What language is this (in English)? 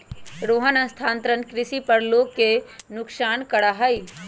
Magahi